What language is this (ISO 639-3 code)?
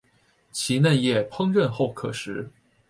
zho